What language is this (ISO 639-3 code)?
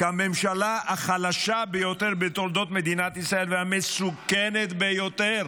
heb